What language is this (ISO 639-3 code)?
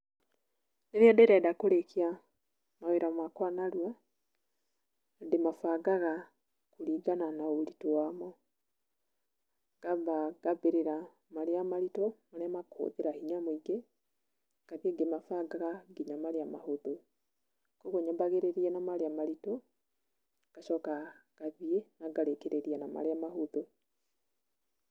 kik